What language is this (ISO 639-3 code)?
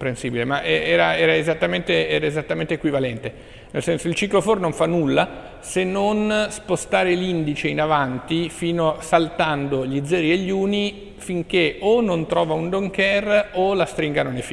ita